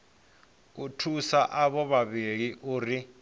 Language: Venda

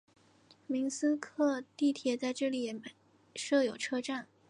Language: Chinese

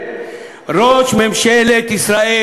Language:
Hebrew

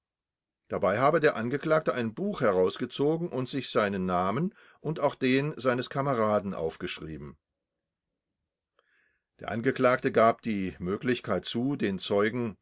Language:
German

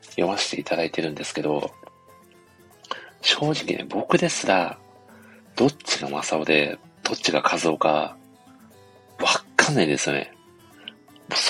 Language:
Japanese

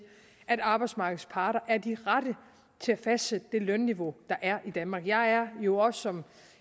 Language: Danish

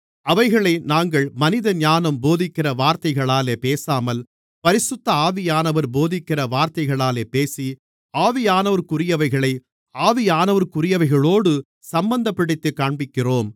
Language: Tamil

